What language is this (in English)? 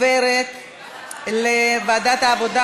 Hebrew